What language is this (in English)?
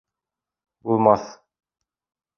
Bashkir